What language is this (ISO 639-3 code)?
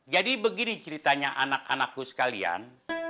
ind